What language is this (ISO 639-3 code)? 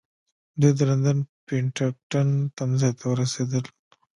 pus